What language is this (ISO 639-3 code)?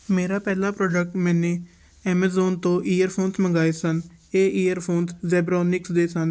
pan